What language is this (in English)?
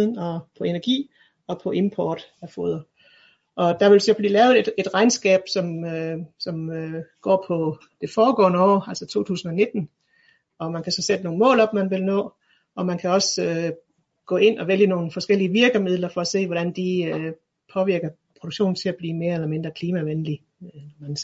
Danish